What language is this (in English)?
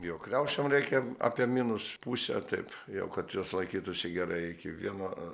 Lithuanian